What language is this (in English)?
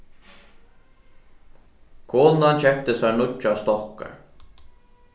Faroese